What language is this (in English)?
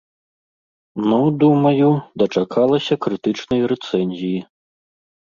Belarusian